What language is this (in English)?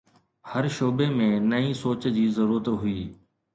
Sindhi